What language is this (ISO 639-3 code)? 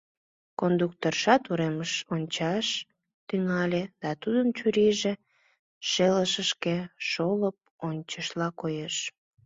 chm